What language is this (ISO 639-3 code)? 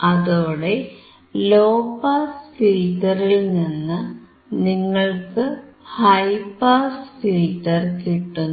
mal